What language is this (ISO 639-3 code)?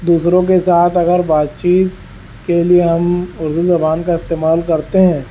urd